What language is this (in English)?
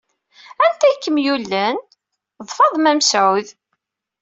Kabyle